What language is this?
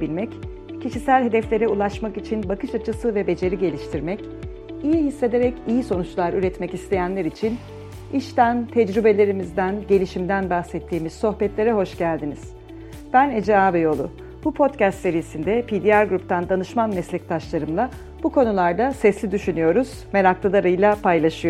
Turkish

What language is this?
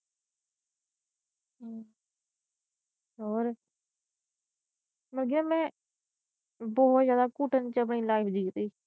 Punjabi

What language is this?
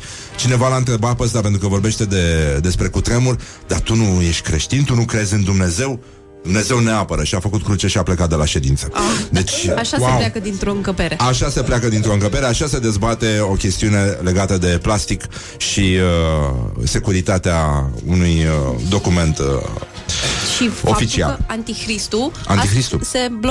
Romanian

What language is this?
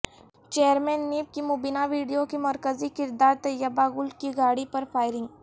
Urdu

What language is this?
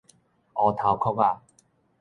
Min Nan Chinese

